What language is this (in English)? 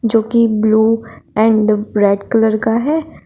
Hindi